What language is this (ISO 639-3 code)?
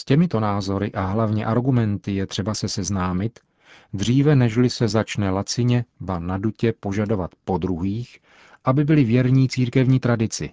ces